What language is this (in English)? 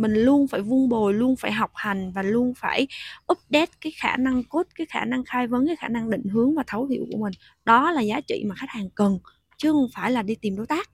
Vietnamese